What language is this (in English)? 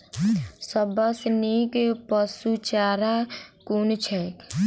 Maithili